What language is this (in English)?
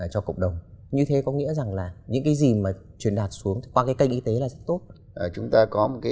Vietnamese